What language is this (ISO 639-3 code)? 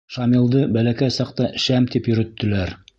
bak